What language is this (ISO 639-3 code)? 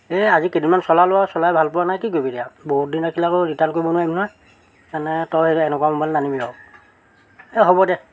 asm